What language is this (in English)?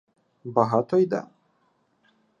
Ukrainian